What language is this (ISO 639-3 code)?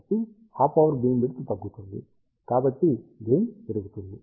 tel